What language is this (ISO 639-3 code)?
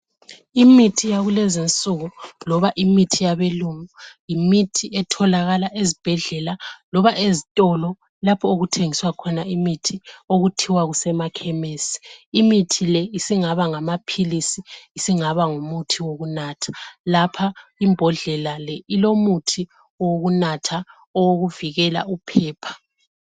nde